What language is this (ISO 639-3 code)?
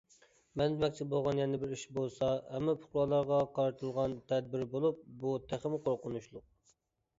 uig